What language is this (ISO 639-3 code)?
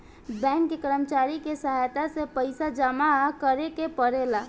bho